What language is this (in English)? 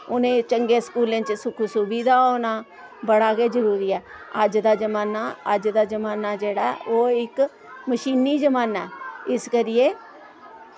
Dogri